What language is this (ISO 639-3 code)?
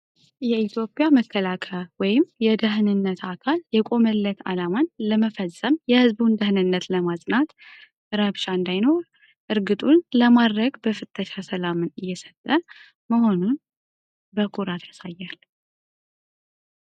amh